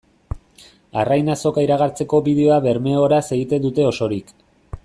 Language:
Basque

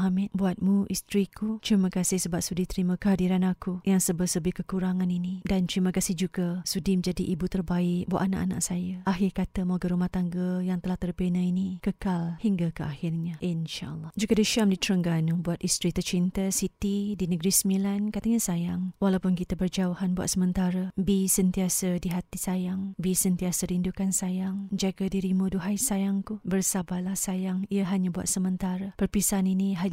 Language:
Malay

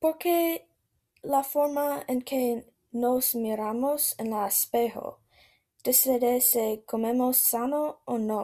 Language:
Spanish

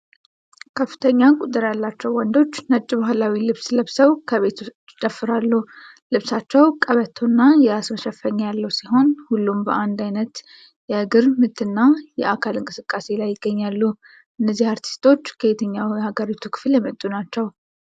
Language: Amharic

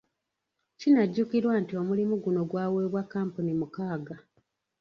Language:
Ganda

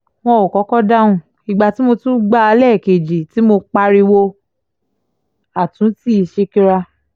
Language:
Yoruba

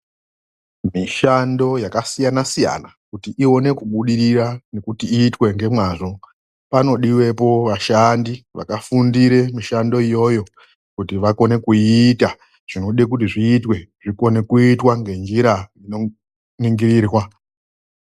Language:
Ndau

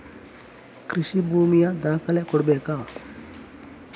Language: Kannada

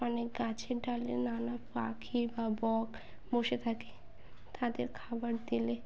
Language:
Bangla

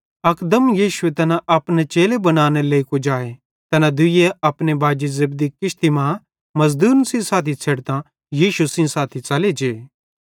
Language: Bhadrawahi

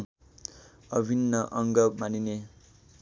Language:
Nepali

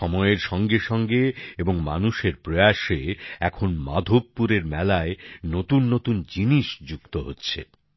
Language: Bangla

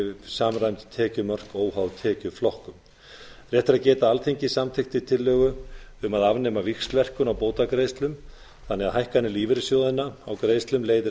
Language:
Icelandic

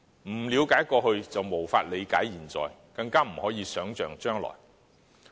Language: Cantonese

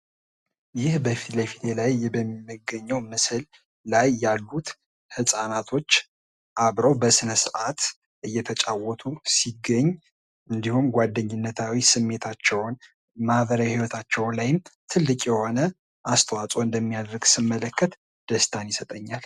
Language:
Amharic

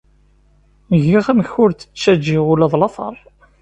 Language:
Kabyle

